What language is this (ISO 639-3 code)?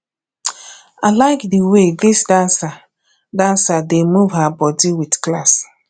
pcm